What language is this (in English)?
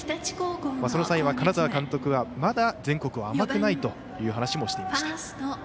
Japanese